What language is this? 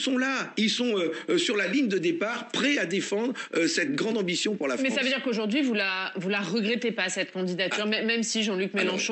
French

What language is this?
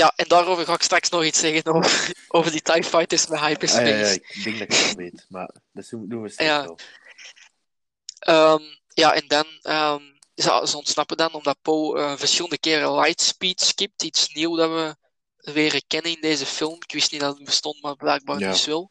Dutch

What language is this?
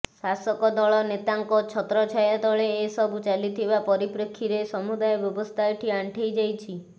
Odia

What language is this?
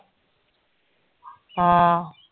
Punjabi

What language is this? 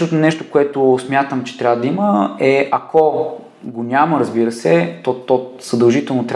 Bulgarian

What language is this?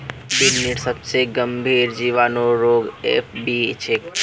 Magahi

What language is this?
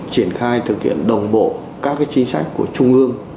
Vietnamese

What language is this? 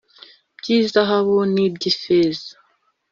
Kinyarwanda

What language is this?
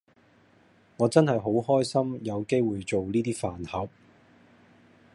Cantonese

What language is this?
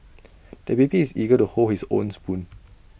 English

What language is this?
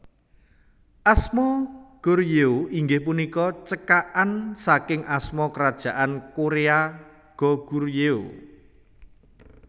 Javanese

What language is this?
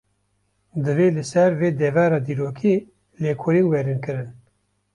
Kurdish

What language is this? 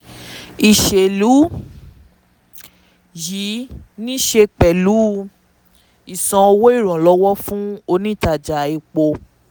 Yoruba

